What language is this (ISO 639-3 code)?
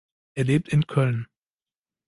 deu